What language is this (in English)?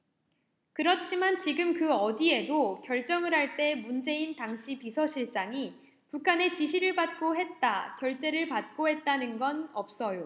Korean